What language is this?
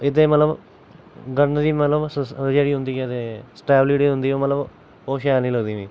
Dogri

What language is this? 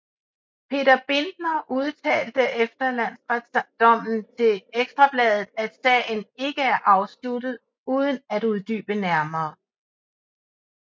Danish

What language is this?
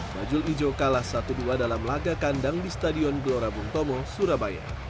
Indonesian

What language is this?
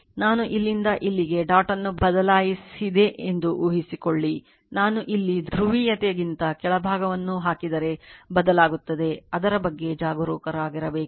Kannada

